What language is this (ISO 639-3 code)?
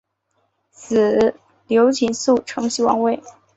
zho